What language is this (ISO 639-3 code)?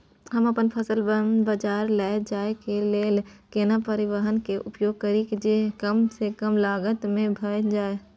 mai